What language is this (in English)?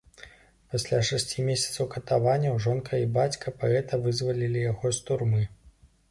Belarusian